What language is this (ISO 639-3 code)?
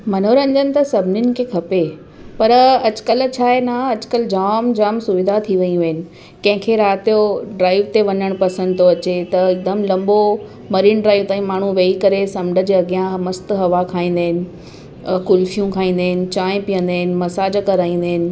snd